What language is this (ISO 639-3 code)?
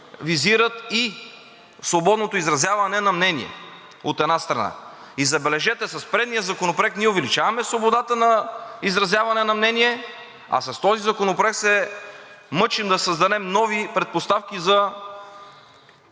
bul